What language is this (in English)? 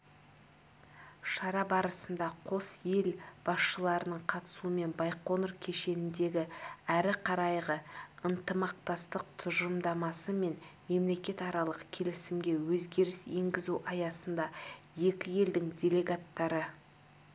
Kazakh